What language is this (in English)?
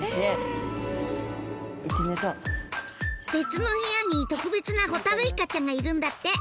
Japanese